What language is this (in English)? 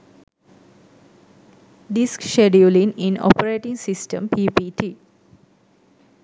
Sinhala